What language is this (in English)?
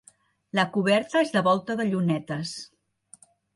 Catalan